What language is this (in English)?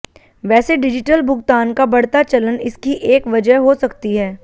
Hindi